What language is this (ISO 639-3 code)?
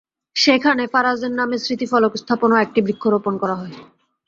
ben